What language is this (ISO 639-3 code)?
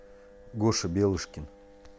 rus